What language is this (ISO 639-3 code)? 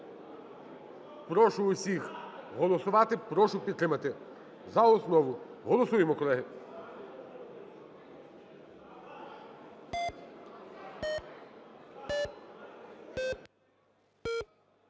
ukr